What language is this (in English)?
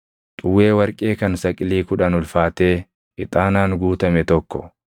Oromo